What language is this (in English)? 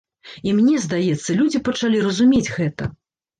Belarusian